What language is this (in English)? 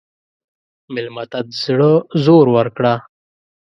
Pashto